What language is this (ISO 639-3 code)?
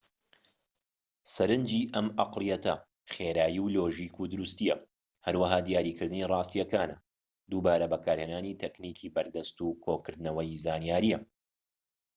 ckb